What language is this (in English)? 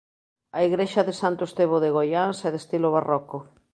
Galician